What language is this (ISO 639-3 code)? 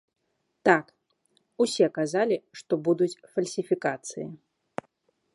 bel